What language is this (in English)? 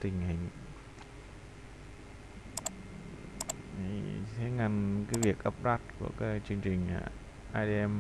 Vietnamese